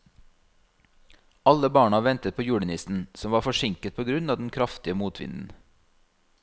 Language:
Norwegian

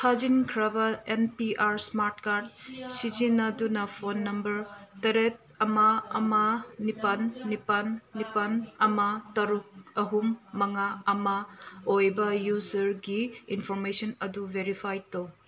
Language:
Manipuri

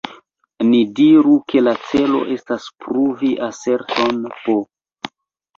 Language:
Esperanto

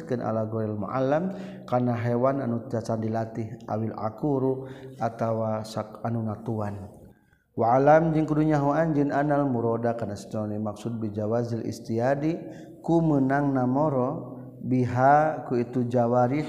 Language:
Malay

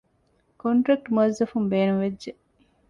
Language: Divehi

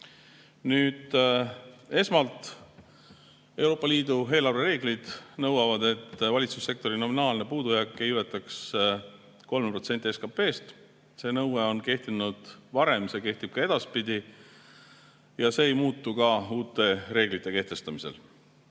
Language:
Estonian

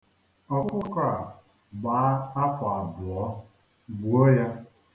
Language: Igbo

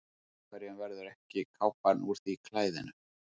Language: Icelandic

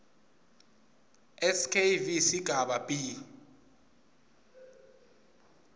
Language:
Swati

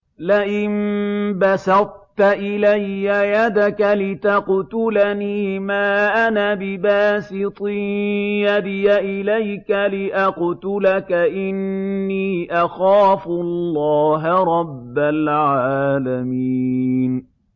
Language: Arabic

